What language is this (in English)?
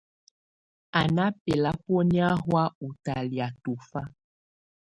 Tunen